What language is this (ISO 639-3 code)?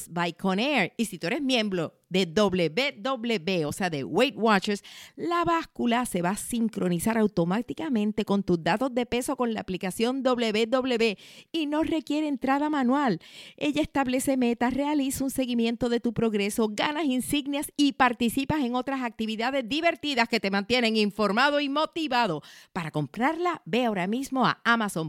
spa